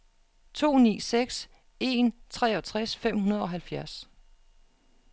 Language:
Danish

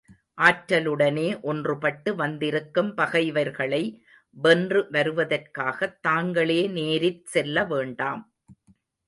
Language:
Tamil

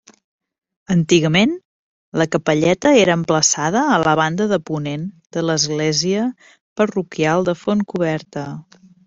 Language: Catalan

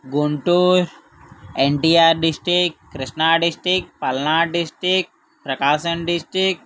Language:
Telugu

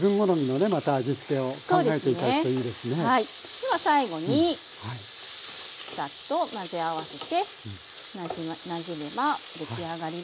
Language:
Japanese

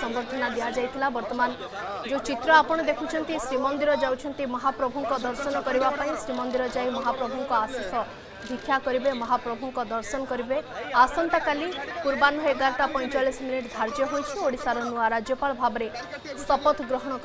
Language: Romanian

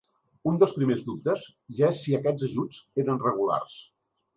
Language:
Catalan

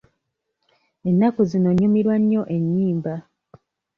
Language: Ganda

